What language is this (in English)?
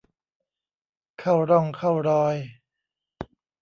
Thai